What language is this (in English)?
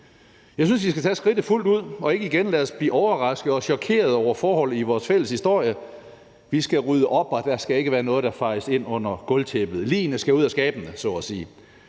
Danish